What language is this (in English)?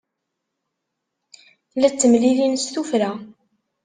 Kabyle